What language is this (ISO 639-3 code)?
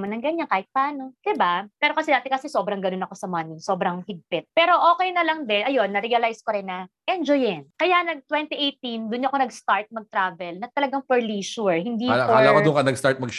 fil